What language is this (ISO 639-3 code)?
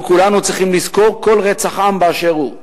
heb